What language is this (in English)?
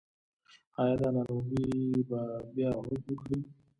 Pashto